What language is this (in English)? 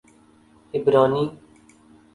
Urdu